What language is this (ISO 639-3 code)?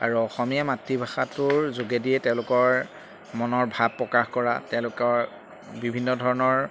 asm